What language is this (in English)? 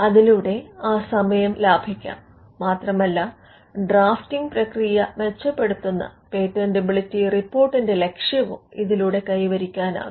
Malayalam